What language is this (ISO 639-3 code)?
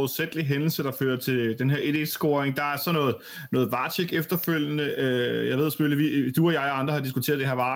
dan